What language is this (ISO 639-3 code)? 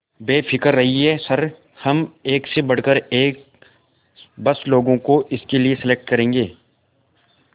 hin